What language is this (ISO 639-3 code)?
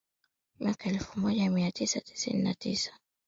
swa